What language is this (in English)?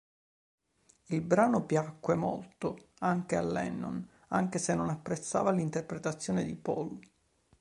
Italian